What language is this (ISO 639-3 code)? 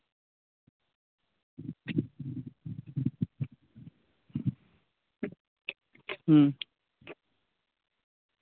sat